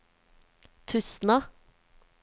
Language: Norwegian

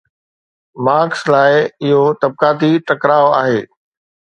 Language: Sindhi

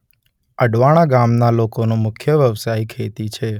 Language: Gujarati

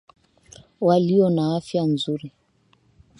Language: Swahili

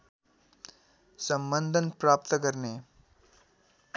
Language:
Nepali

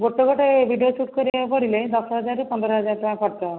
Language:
Odia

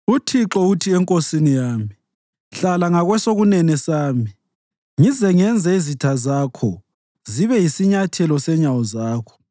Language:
North Ndebele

